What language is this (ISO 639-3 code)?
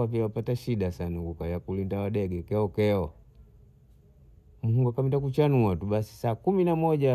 bou